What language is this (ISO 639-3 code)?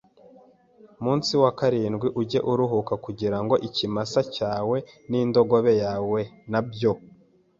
kin